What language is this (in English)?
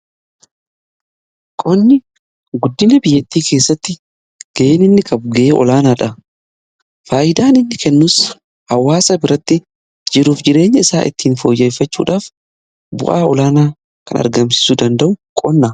Oromo